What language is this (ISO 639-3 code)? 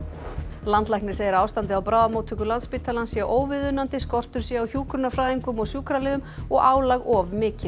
isl